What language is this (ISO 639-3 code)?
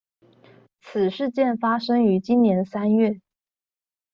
zho